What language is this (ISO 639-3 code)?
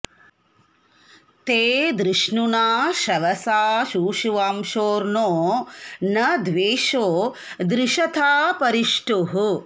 san